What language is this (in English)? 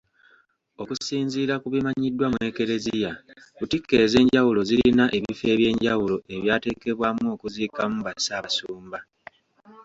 Ganda